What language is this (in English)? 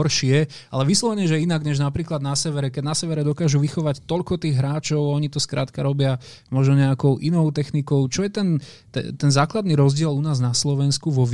Slovak